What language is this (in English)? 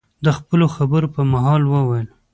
Pashto